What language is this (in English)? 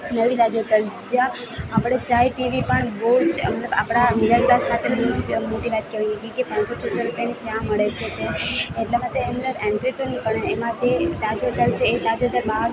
Gujarati